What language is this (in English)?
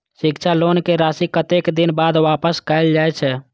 Maithili